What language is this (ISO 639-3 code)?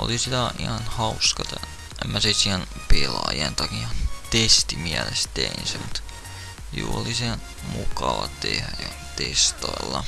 fin